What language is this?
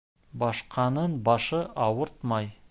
Bashkir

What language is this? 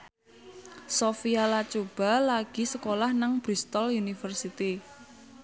Javanese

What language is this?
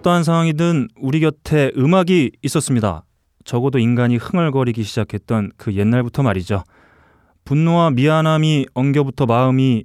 Korean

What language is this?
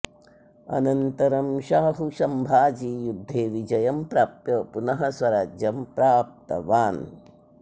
Sanskrit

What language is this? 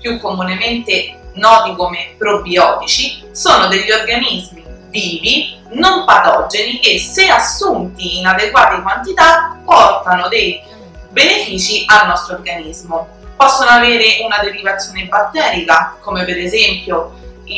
Italian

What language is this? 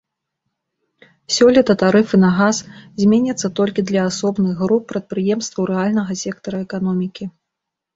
Belarusian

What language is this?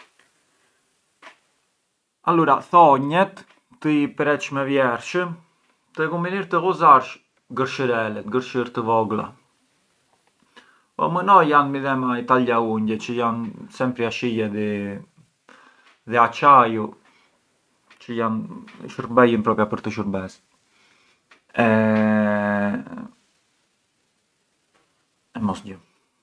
Arbëreshë Albanian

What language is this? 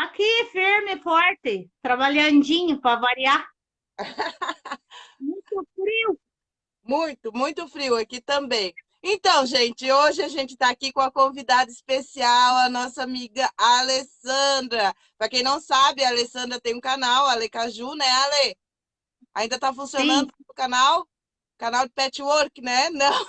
Portuguese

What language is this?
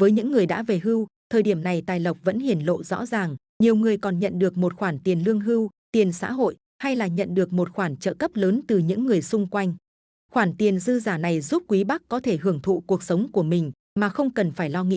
Vietnamese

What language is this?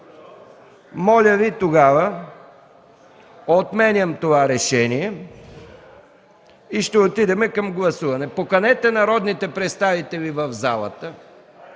Bulgarian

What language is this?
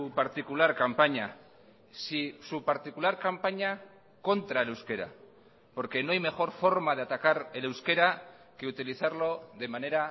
Spanish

